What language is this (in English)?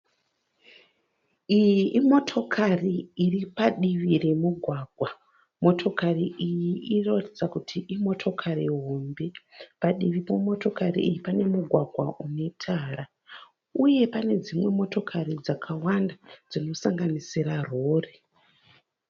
Shona